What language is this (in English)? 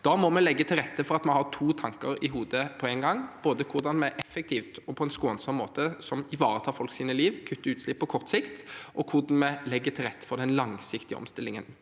Norwegian